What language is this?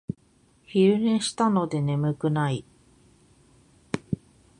Japanese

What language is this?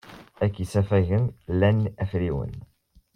Kabyle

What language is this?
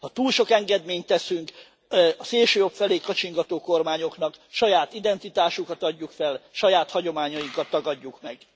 Hungarian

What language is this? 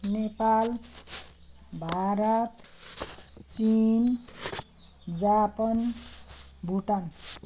Nepali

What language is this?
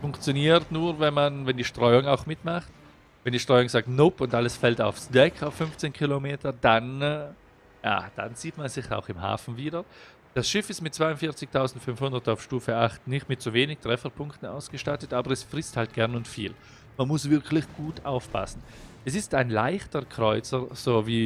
German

